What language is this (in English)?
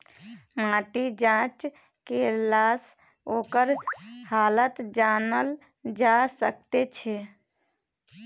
Maithili